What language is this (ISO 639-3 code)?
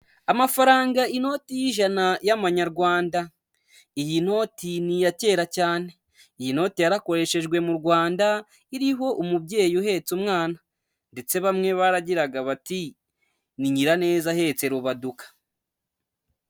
kin